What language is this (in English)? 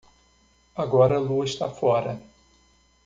Portuguese